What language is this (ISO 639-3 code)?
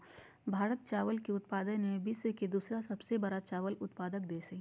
mag